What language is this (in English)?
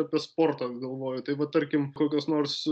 Lithuanian